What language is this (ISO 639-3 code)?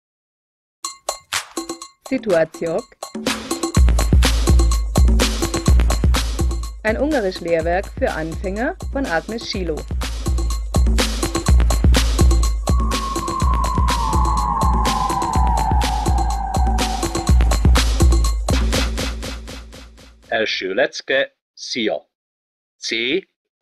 hun